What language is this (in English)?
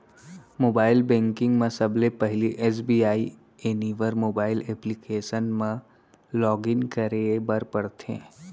Chhattisgarhi